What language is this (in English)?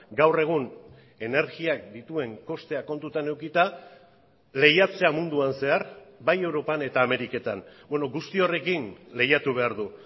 Basque